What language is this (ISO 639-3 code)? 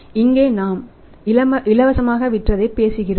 tam